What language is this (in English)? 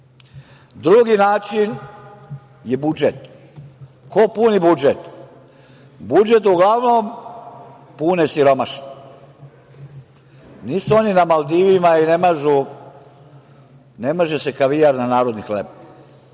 Serbian